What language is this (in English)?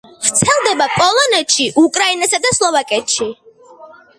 Georgian